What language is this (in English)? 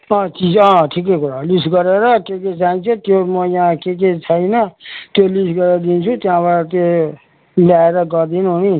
Nepali